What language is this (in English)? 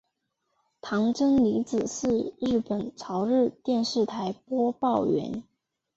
Chinese